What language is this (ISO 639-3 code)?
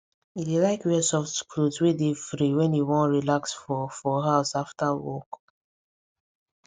pcm